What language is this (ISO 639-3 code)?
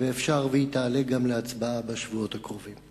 heb